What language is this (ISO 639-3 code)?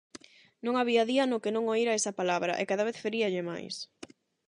glg